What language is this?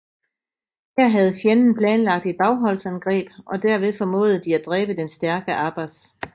Danish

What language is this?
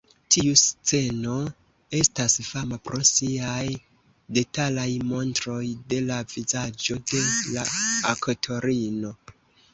Esperanto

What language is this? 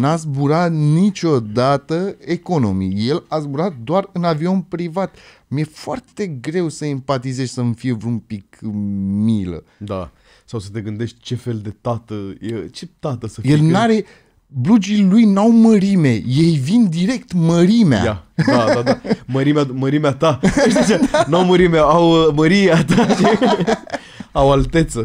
Romanian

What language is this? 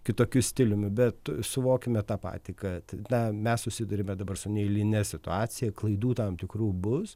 Lithuanian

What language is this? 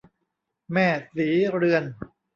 Thai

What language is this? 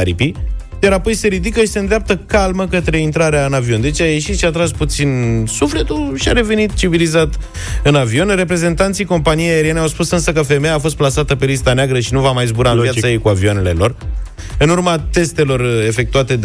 Romanian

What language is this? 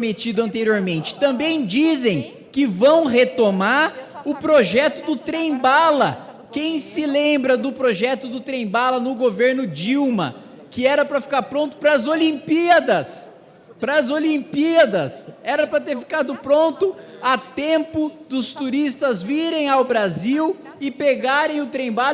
Portuguese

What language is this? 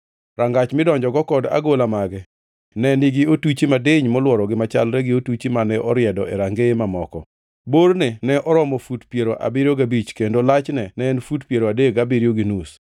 Luo (Kenya and Tanzania)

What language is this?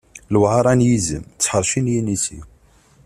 Kabyle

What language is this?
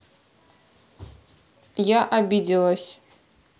Russian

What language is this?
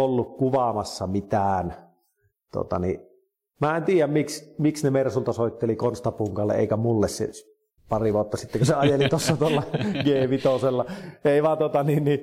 Finnish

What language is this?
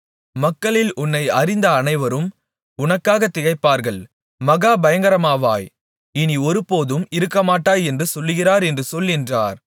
Tamil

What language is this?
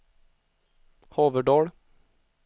Swedish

